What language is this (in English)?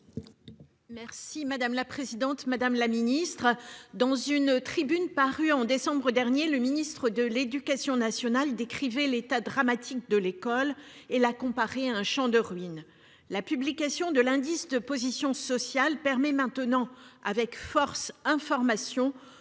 French